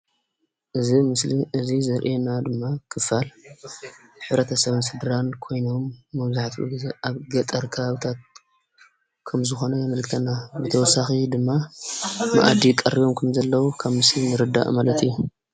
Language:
Tigrinya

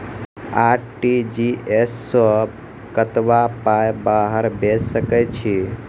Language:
Maithili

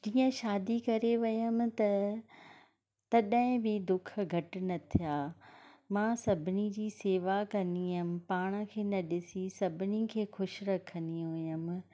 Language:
Sindhi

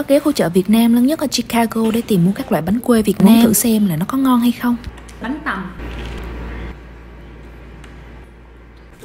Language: Vietnamese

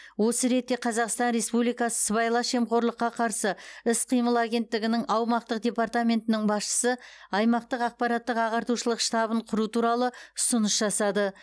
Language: Kazakh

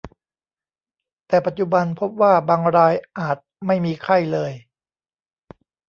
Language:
Thai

